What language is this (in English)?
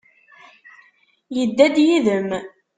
Kabyle